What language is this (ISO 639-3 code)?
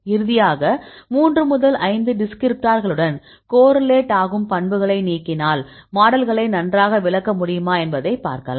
tam